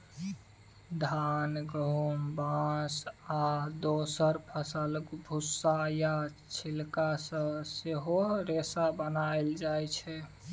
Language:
Maithili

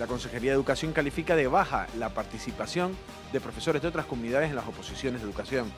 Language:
Spanish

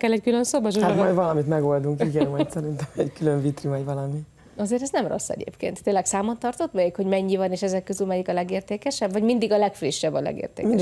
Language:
Hungarian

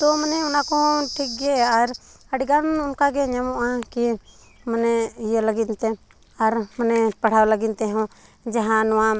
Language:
Santali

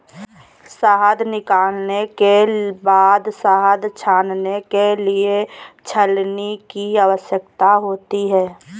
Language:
Hindi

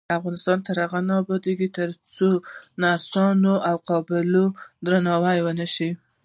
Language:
Pashto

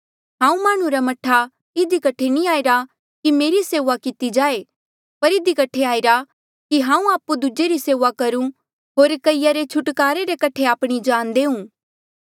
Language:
Mandeali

